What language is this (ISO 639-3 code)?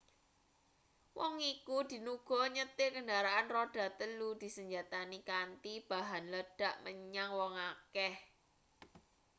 jav